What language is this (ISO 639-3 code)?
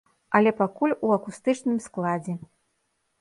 bel